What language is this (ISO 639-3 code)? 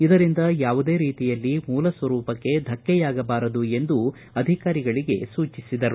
kan